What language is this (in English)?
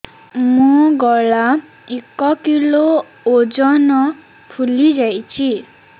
Odia